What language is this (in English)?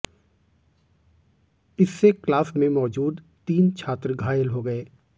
Hindi